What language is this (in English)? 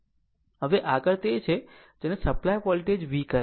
Gujarati